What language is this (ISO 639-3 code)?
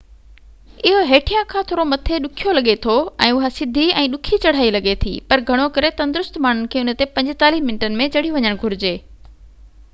snd